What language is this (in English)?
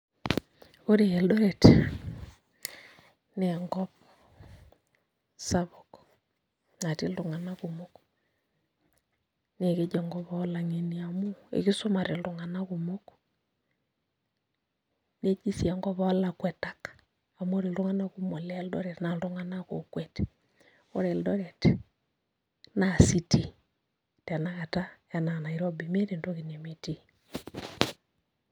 Masai